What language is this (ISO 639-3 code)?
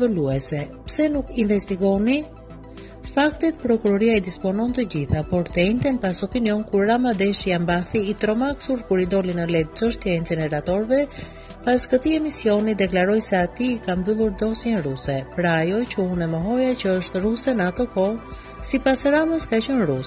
ron